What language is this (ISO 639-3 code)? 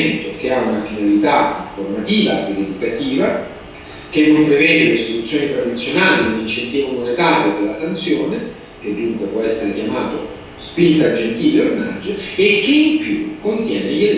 ita